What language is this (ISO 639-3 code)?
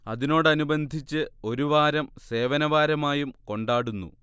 mal